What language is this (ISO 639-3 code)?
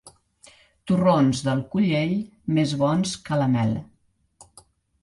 cat